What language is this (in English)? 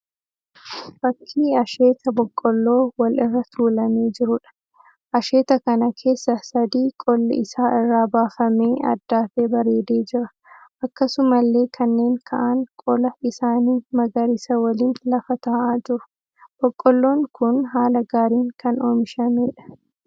Oromo